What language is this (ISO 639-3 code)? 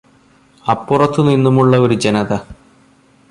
mal